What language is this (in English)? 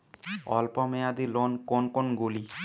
Bangla